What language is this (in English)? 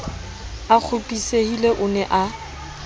Southern Sotho